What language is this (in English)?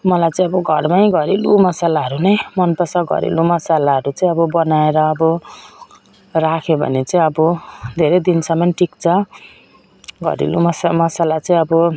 Nepali